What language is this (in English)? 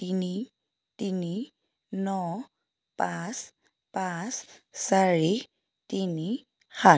Assamese